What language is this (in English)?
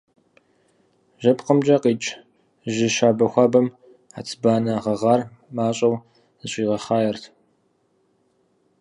Kabardian